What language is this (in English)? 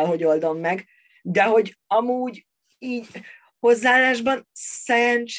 Hungarian